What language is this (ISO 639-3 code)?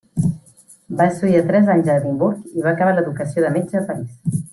cat